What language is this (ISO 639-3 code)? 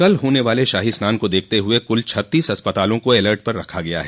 hin